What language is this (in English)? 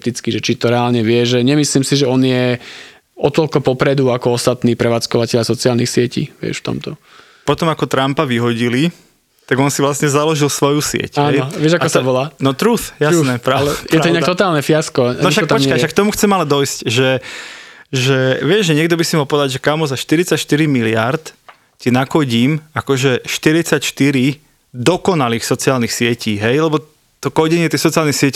Slovak